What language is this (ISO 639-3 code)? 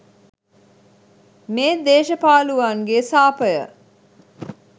sin